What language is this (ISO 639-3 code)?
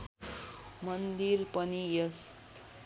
nep